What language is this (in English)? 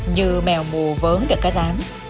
Vietnamese